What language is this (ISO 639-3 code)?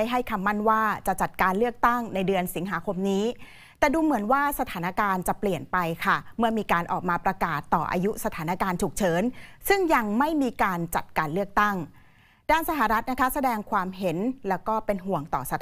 tha